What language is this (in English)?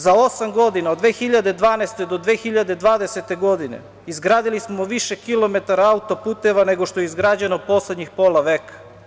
Serbian